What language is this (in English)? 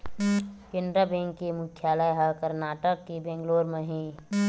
Chhattisgarhi